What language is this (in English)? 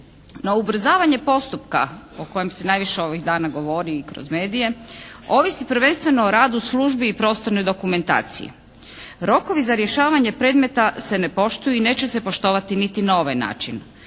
Croatian